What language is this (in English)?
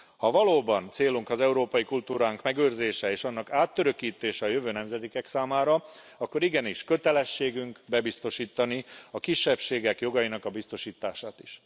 Hungarian